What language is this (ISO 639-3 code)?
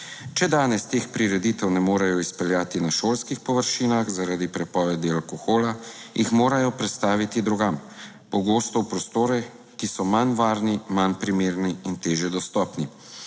slv